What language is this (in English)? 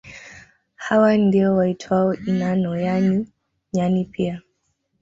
Swahili